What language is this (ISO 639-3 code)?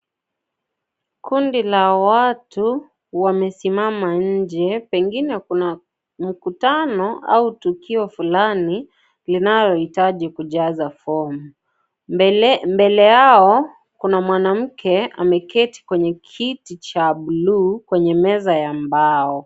swa